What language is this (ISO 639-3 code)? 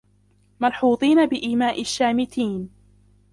ara